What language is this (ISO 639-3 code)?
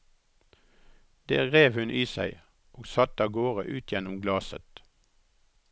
nor